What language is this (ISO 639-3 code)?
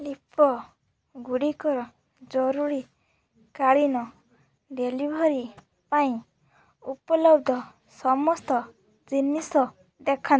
ori